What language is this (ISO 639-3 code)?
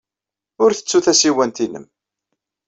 kab